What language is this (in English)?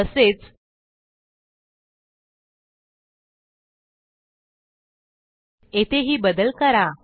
Marathi